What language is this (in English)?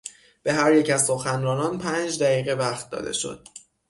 Persian